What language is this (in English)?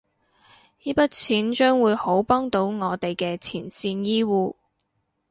Cantonese